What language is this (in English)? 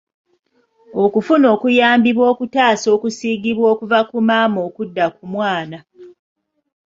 Ganda